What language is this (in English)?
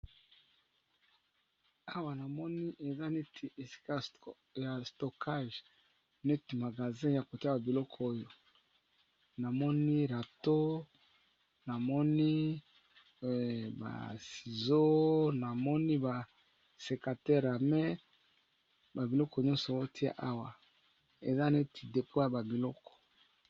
Lingala